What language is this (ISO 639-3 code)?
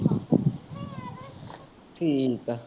pan